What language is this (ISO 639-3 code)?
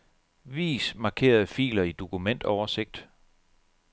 dan